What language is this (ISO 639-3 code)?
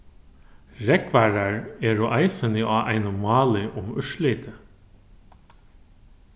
fao